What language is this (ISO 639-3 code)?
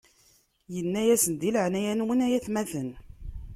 kab